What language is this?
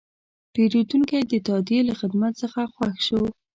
Pashto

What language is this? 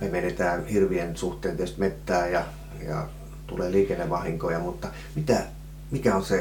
Finnish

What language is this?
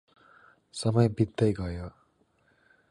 Nepali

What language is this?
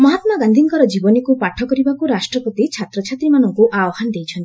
Odia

